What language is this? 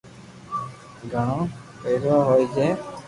Loarki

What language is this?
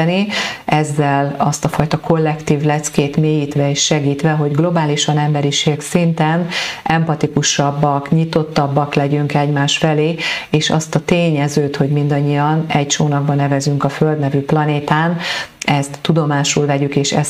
Hungarian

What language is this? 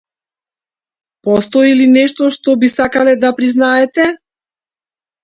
Macedonian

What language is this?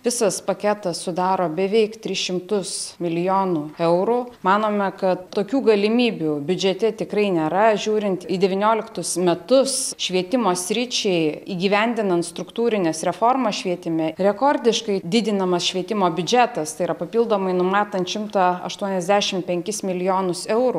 Lithuanian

